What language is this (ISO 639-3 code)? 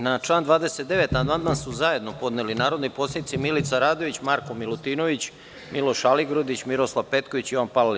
srp